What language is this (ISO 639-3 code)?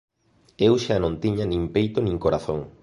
glg